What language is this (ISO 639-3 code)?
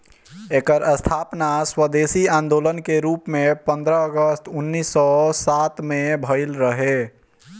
bho